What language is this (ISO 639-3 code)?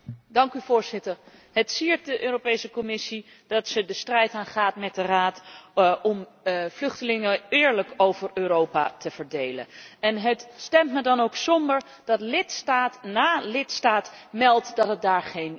nld